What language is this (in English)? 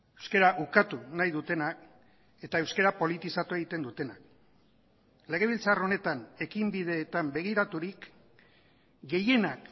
Basque